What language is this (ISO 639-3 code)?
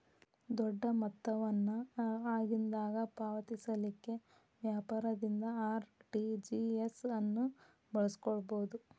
kan